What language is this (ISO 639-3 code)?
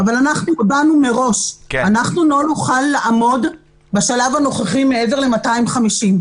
heb